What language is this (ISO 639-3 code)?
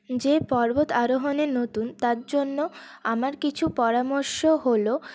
ben